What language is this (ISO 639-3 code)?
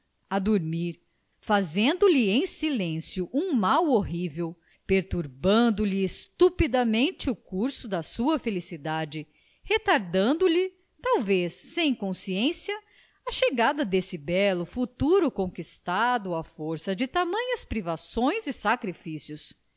por